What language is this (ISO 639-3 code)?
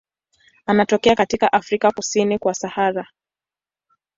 swa